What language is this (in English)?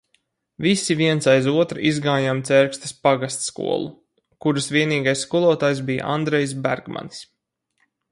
Latvian